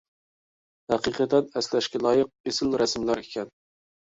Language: Uyghur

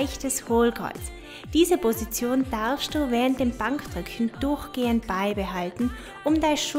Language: German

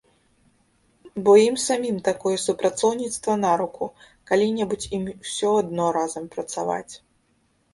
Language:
Belarusian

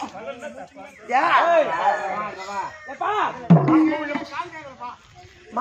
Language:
Arabic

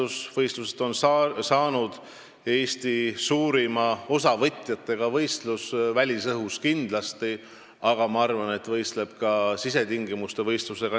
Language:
Estonian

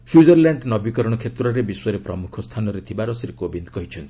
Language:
Odia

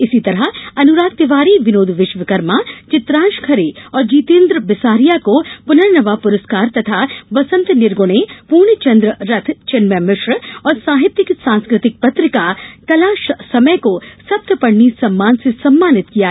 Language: Hindi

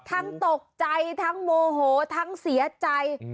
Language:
Thai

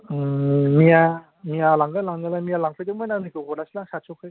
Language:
Bodo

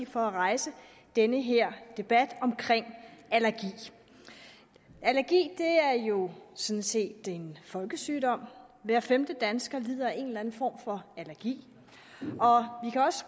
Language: Danish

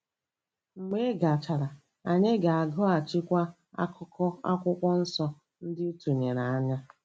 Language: Igbo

